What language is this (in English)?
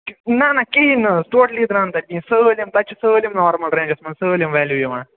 Kashmiri